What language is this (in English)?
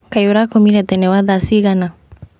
Kikuyu